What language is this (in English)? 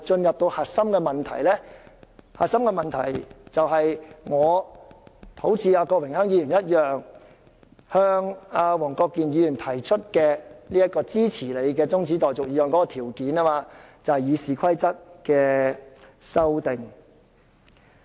Cantonese